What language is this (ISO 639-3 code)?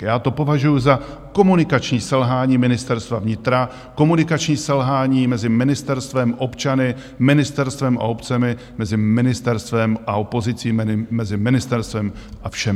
ces